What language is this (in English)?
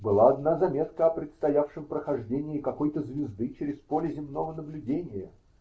Russian